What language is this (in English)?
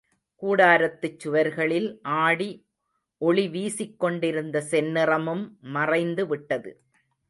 Tamil